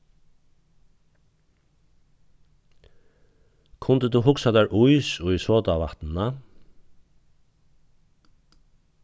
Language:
Faroese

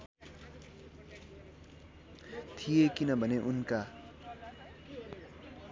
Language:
Nepali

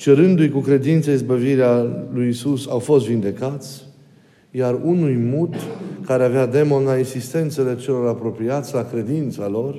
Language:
Romanian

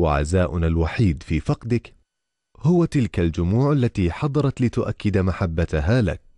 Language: Arabic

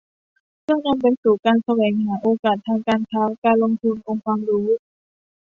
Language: Thai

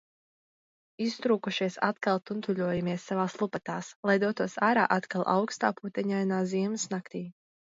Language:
Latvian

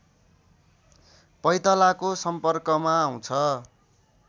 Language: Nepali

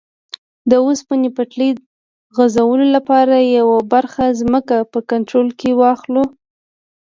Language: Pashto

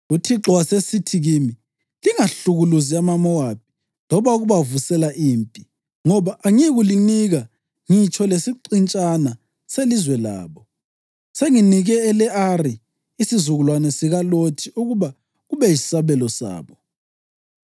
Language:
North Ndebele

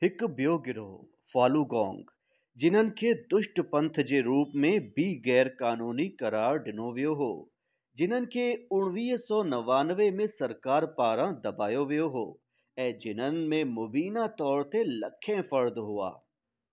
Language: Sindhi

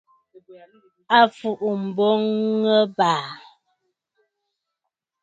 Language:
Bafut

